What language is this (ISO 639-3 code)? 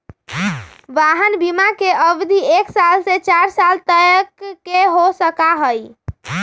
mag